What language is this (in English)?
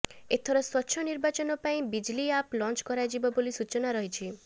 Odia